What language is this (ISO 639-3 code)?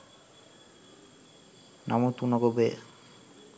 sin